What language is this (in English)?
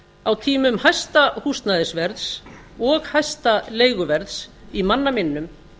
Icelandic